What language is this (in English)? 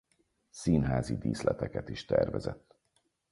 Hungarian